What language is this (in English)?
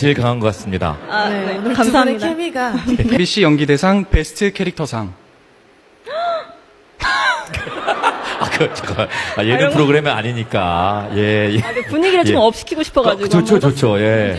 Korean